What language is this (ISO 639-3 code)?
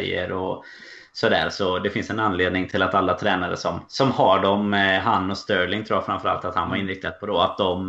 swe